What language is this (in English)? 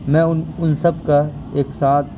Urdu